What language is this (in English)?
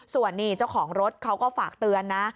Thai